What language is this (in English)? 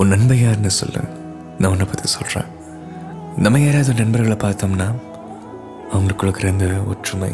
Tamil